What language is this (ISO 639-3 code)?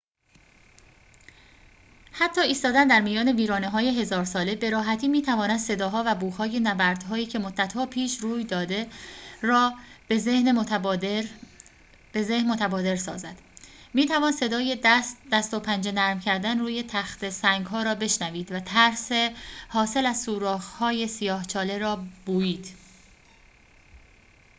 fas